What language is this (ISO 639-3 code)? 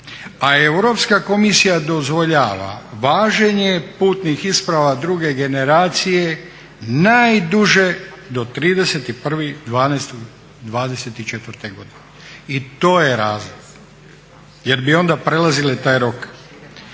hrv